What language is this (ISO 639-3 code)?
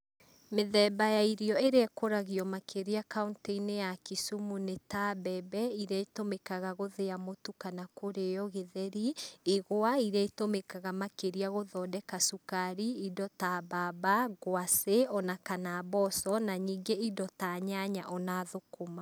kik